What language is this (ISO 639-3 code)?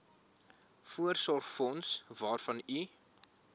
afr